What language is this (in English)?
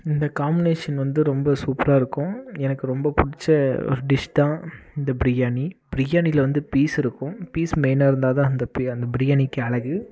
Tamil